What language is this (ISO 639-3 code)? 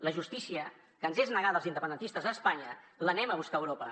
cat